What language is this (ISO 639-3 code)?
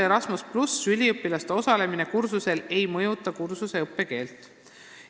est